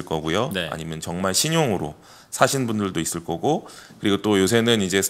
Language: Korean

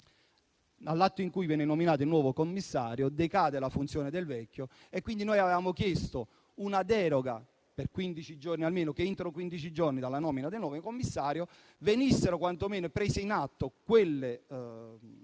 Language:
Italian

